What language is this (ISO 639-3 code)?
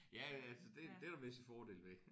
dan